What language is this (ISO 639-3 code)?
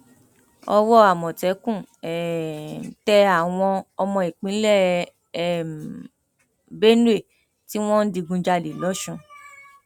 yor